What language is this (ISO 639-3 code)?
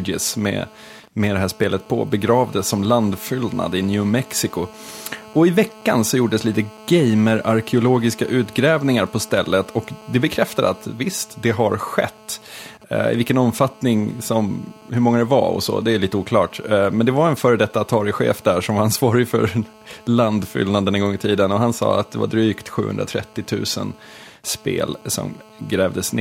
swe